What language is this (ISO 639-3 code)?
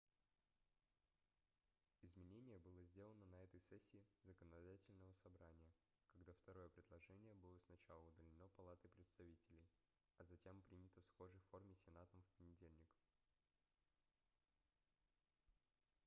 rus